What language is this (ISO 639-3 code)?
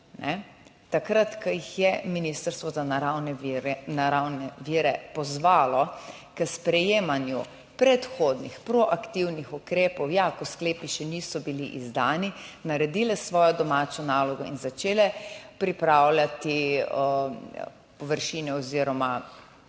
slv